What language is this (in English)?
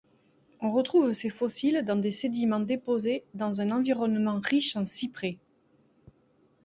French